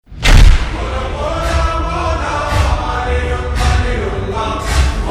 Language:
Urdu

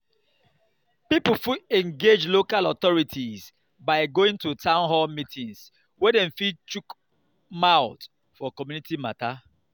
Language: Nigerian Pidgin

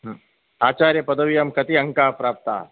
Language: Sanskrit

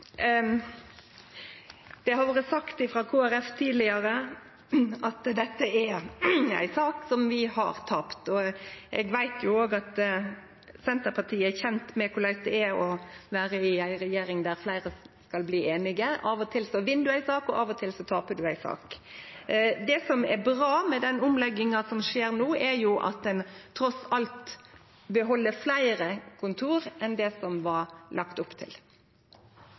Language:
Norwegian Nynorsk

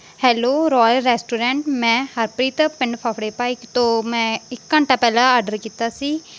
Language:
Punjabi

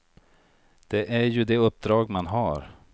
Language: Swedish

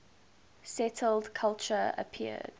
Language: English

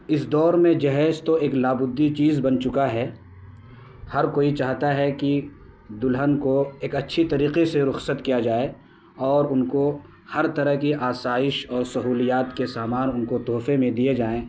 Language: Urdu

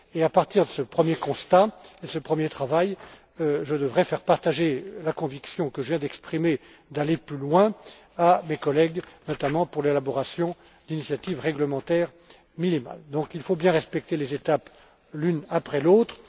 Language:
French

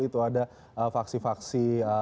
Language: Indonesian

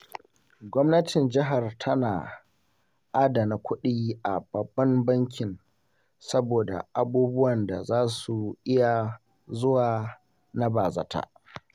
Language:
Hausa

